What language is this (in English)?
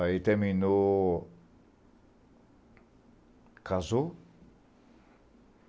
Portuguese